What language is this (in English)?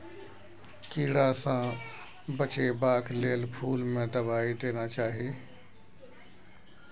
Maithili